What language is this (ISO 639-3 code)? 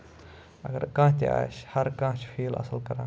kas